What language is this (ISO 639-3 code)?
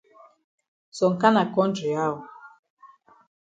wes